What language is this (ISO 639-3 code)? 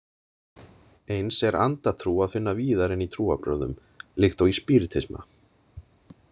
isl